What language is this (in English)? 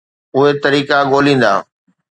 Sindhi